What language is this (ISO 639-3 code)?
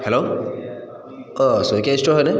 asm